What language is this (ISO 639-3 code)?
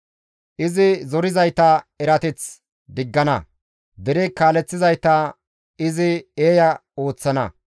gmv